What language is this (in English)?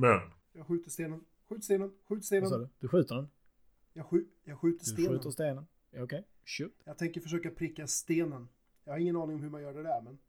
Swedish